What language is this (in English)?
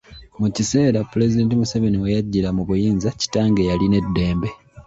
Ganda